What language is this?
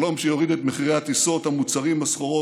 Hebrew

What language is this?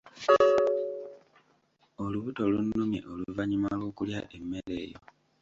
Ganda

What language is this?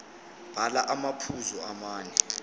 Zulu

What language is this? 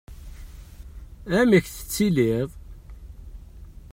Kabyle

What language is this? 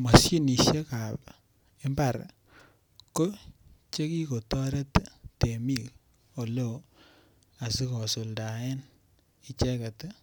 Kalenjin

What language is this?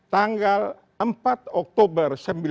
Indonesian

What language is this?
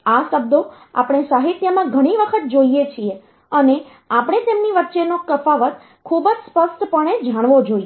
Gujarati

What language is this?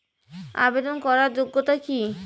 Bangla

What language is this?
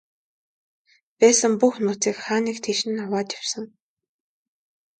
Mongolian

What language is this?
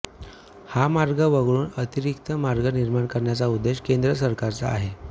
Marathi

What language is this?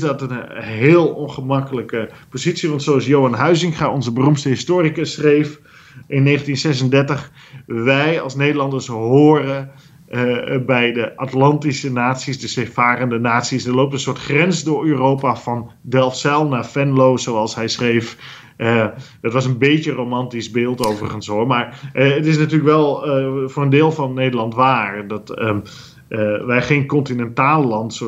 Dutch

